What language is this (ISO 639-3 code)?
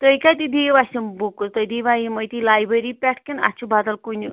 kas